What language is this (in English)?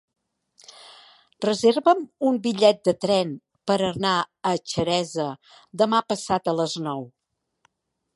Catalan